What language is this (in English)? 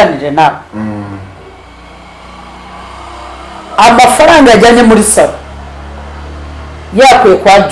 Italian